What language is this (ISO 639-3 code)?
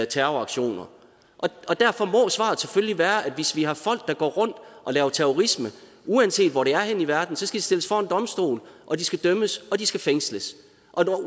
dan